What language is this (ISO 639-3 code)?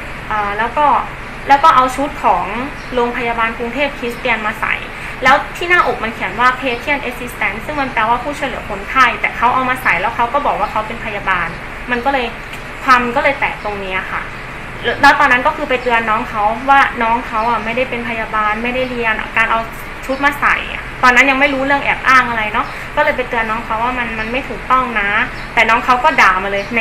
tha